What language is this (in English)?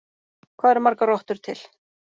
Icelandic